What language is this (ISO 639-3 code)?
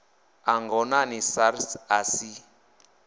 ven